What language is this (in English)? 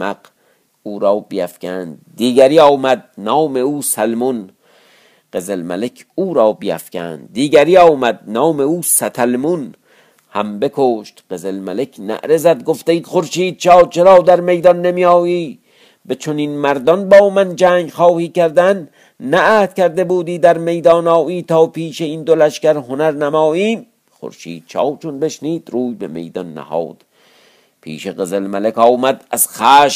Persian